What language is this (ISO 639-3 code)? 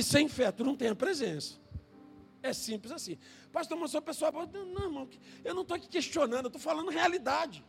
por